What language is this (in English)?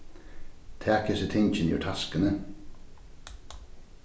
Faroese